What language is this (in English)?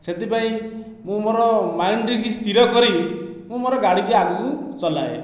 Odia